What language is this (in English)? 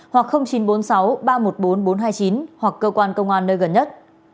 Vietnamese